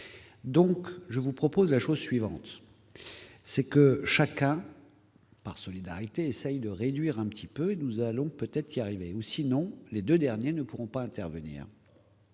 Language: French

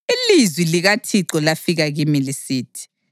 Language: North Ndebele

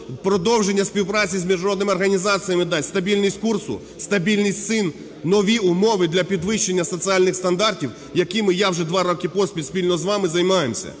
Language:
Ukrainian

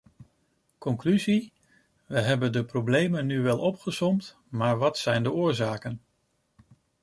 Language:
Dutch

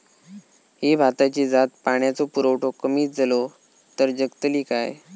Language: Marathi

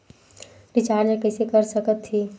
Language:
Chhattisgarhi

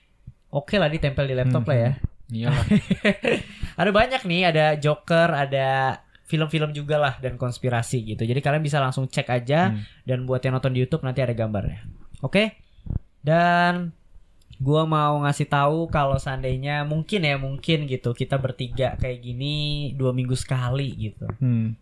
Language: Indonesian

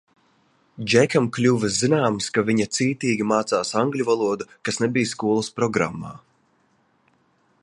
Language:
Latvian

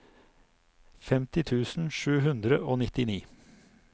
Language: Norwegian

